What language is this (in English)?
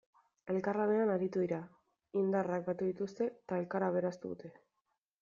Basque